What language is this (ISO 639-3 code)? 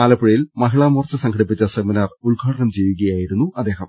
mal